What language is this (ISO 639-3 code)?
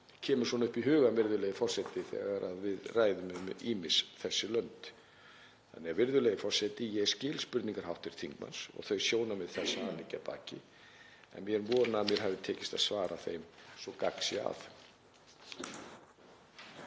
isl